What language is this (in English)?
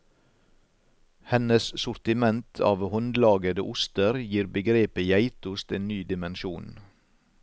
Norwegian